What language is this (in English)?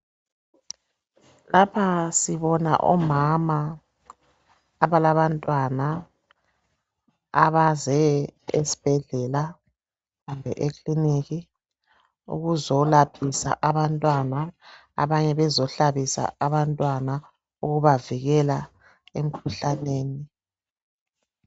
North Ndebele